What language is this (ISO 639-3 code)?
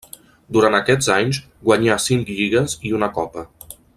cat